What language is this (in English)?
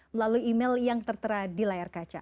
Indonesian